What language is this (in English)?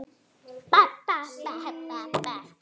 Icelandic